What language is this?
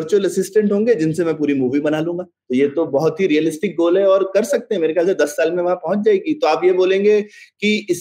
Hindi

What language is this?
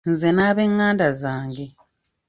Ganda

